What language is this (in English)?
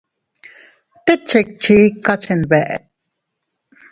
Teutila Cuicatec